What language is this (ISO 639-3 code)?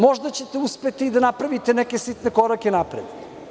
srp